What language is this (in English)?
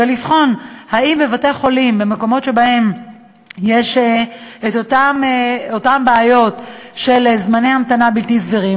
Hebrew